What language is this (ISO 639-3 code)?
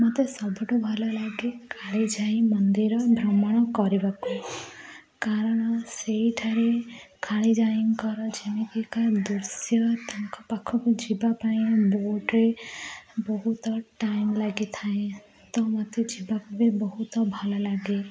ori